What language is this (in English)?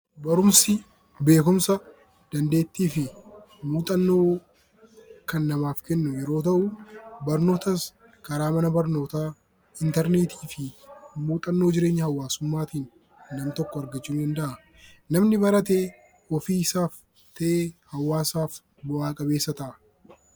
Oromo